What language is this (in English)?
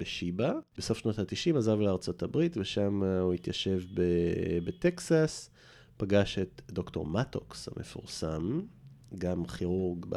Hebrew